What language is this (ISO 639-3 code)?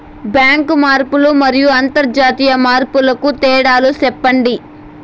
tel